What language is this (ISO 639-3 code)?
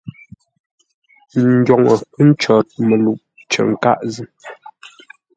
nla